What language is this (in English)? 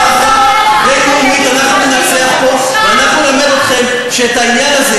Hebrew